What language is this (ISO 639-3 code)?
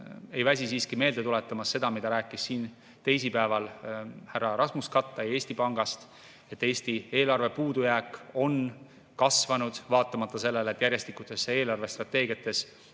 est